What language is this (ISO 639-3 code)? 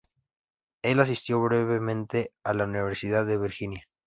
spa